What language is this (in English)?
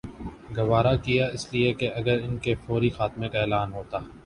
Urdu